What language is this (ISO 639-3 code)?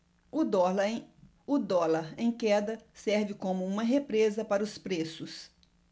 por